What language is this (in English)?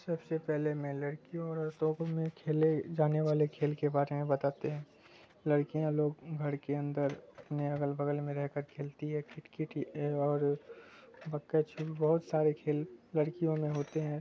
Urdu